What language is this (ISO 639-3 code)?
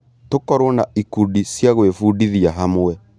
kik